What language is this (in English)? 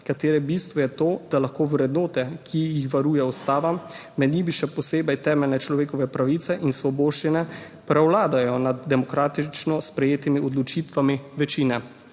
Slovenian